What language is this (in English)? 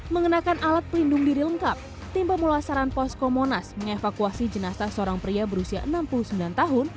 Indonesian